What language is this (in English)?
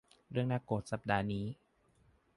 Thai